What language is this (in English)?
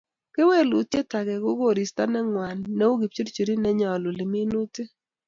Kalenjin